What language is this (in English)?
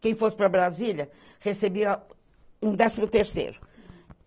Portuguese